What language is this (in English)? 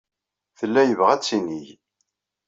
Kabyle